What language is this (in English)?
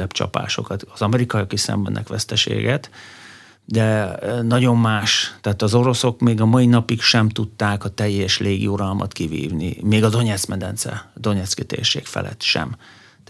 Hungarian